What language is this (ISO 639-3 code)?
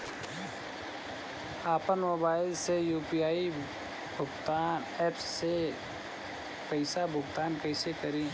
bho